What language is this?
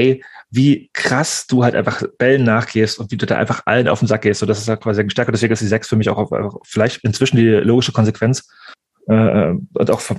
German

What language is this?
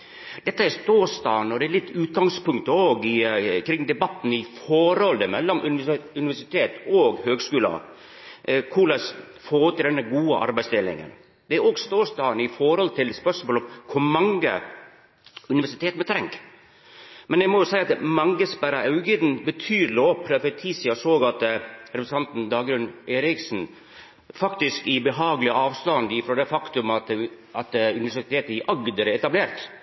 Norwegian Nynorsk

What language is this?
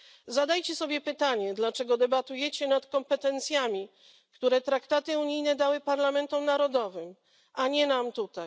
Polish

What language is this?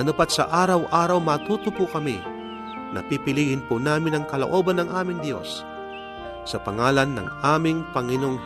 Filipino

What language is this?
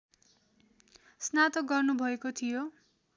Nepali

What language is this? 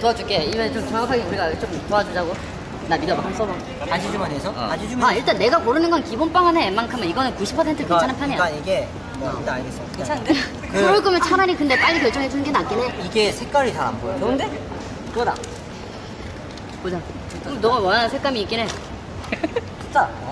Korean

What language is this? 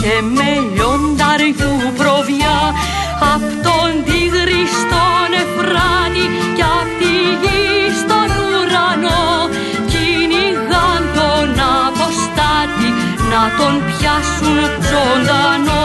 Greek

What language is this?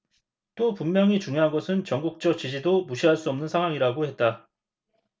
Korean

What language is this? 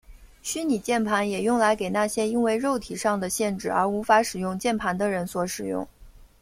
Chinese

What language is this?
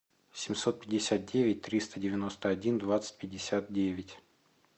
Russian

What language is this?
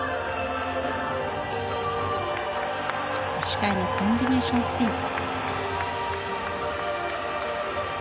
Japanese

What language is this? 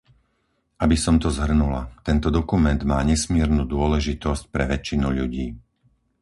Slovak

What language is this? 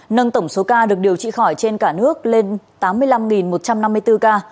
Vietnamese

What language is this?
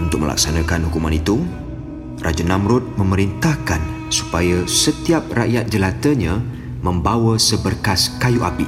Malay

